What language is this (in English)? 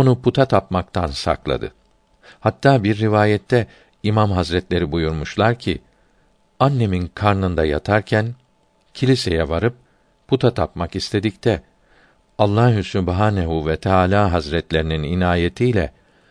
Turkish